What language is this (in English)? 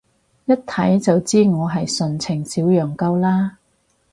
Cantonese